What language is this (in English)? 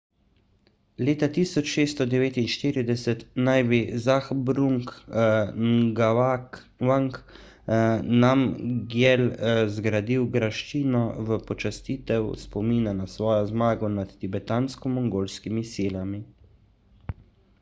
Slovenian